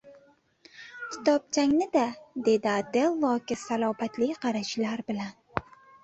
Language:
Uzbek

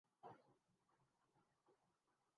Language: Urdu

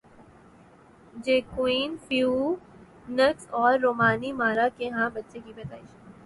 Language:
Urdu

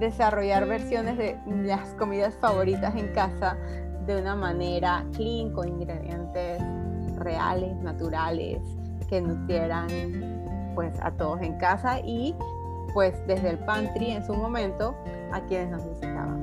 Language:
Spanish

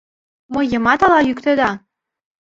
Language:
Mari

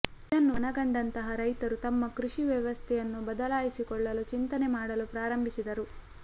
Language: Kannada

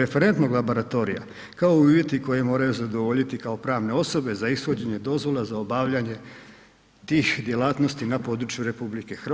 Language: Croatian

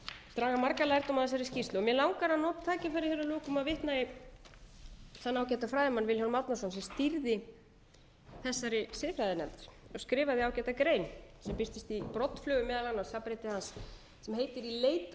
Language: Icelandic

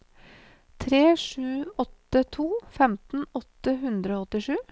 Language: Norwegian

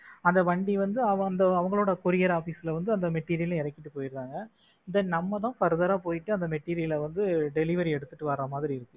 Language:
Tamil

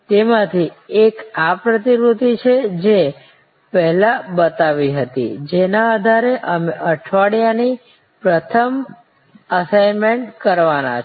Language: Gujarati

